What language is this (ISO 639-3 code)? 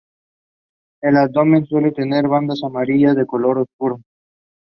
spa